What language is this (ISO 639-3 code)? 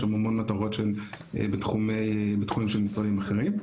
heb